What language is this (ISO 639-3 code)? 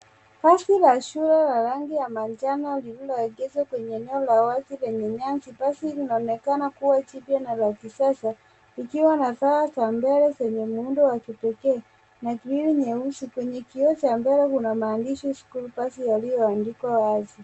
swa